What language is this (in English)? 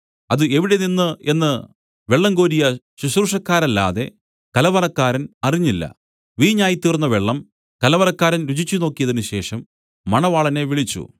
Malayalam